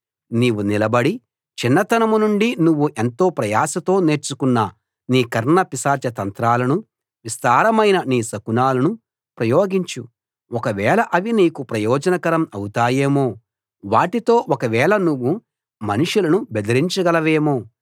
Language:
Telugu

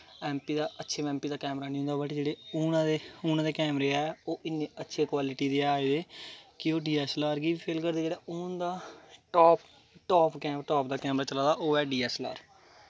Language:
Dogri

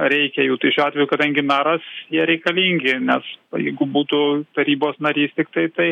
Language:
Lithuanian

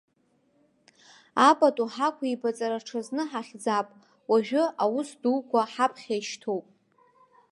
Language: Abkhazian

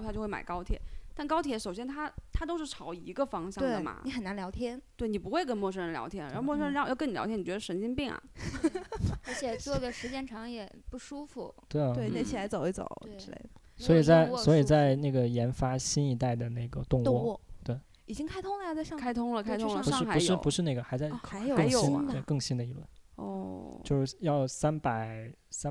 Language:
Chinese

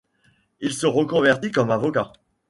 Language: French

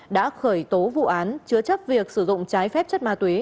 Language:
Vietnamese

